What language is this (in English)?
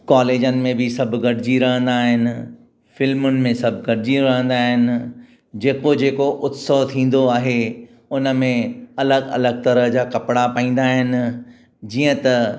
Sindhi